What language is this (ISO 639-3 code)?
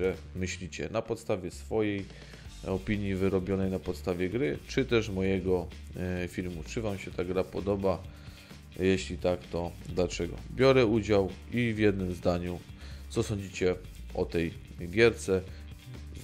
pol